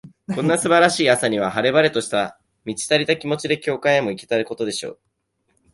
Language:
Japanese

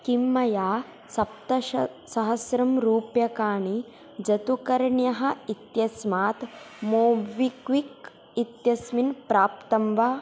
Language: Sanskrit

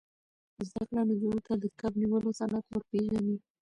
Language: Pashto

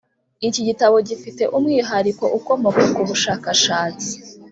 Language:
Kinyarwanda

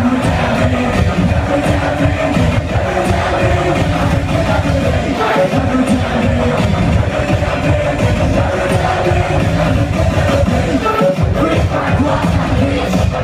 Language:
Vietnamese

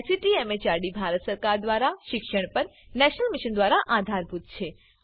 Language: Gujarati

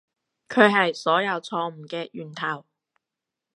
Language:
Cantonese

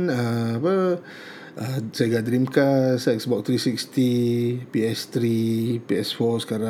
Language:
Malay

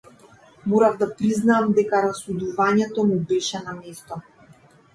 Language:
Macedonian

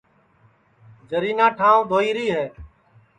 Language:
Sansi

